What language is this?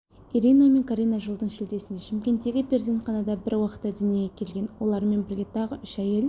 Kazakh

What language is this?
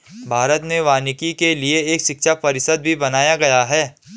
Hindi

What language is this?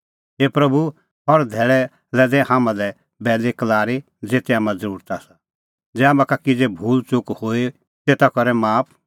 Kullu Pahari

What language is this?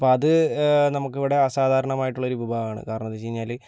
Malayalam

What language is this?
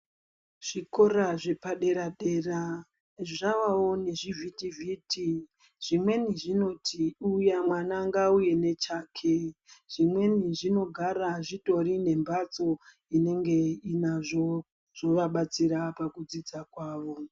Ndau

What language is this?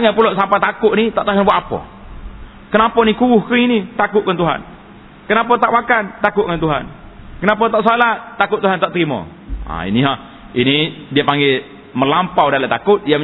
Malay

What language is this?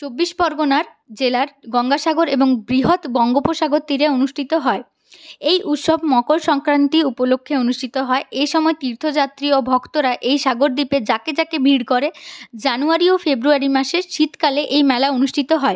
Bangla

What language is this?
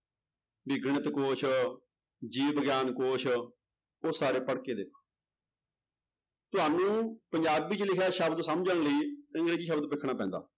Punjabi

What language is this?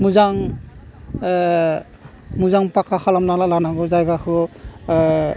Bodo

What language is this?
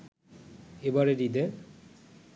Bangla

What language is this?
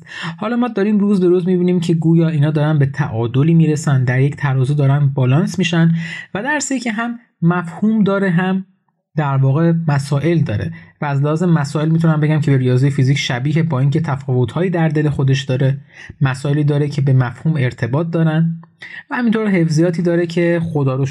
Persian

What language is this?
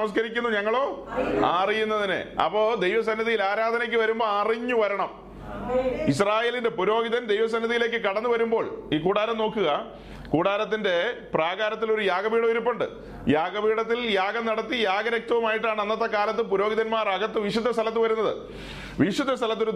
Malayalam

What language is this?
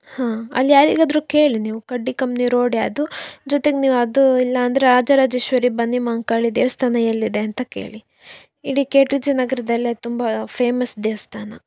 Kannada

